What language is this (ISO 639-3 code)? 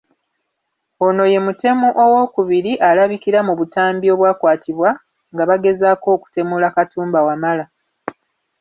lug